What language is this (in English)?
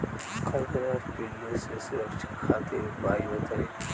Bhojpuri